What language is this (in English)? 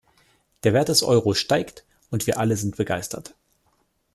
German